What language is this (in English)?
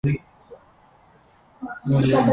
Armenian